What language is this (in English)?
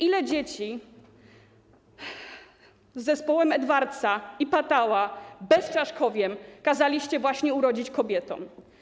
Polish